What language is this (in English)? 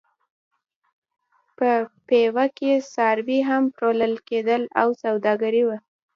Pashto